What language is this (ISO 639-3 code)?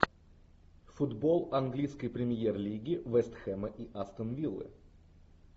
rus